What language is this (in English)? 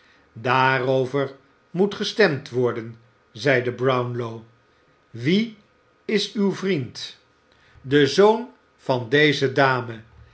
Dutch